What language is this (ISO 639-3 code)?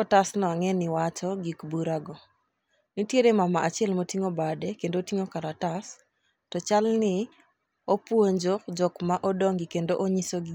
luo